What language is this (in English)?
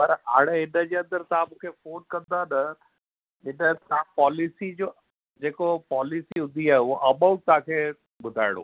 Sindhi